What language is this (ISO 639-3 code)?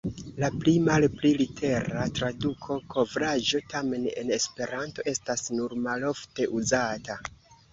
epo